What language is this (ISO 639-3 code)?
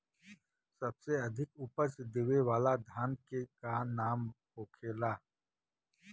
bho